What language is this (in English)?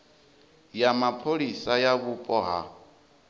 Venda